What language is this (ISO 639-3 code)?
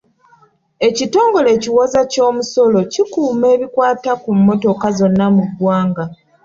lug